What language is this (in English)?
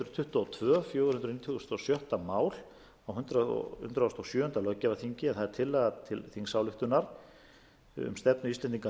Icelandic